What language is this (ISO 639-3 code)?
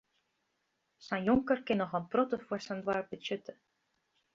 fry